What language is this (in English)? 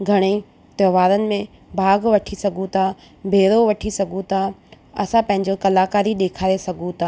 Sindhi